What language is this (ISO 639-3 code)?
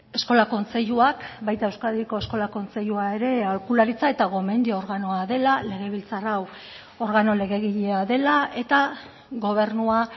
eus